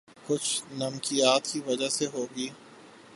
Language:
Urdu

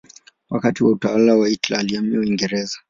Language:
Swahili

